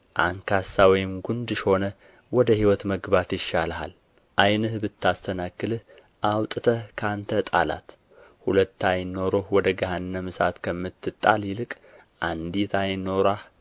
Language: Amharic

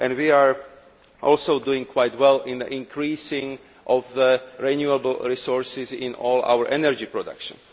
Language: English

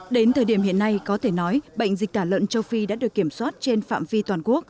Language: Vietnamese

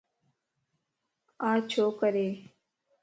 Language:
Lasi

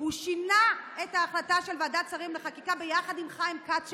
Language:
Hebrew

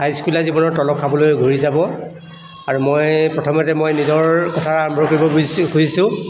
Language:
Assamese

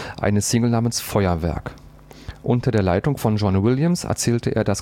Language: German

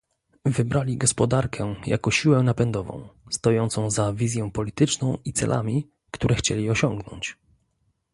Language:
Polish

